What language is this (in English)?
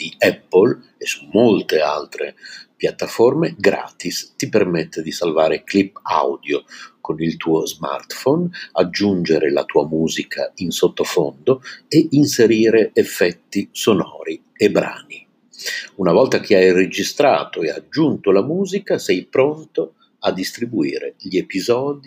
Italian